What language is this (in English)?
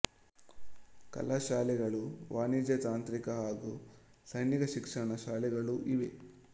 Kannada